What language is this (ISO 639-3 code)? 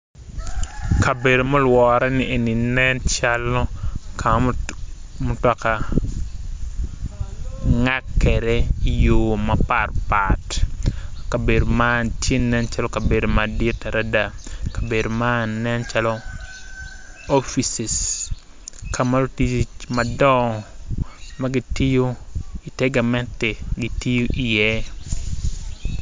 ach